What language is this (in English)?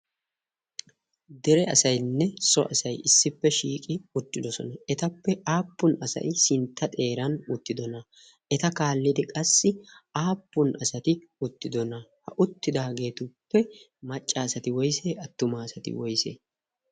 Wolaytta